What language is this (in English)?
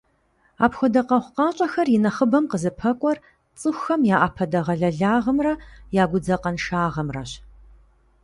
Kabardian